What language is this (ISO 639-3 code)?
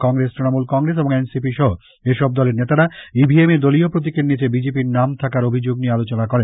ben